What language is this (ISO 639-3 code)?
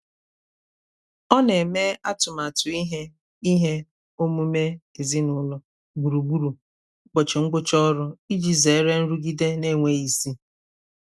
ibo